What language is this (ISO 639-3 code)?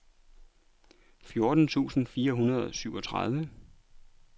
dan